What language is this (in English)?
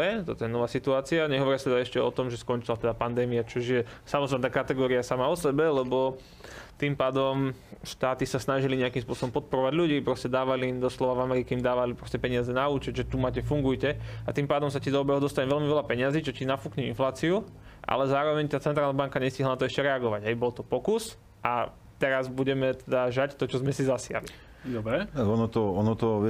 Slovak